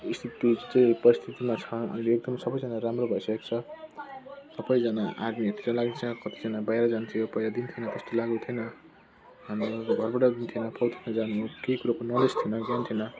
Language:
Nepali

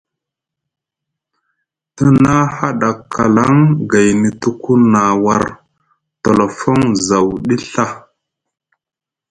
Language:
Musgu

